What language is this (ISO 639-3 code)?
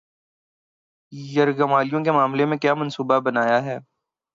urd